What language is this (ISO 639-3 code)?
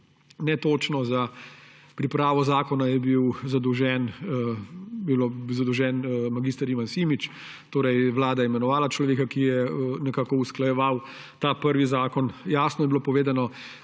slv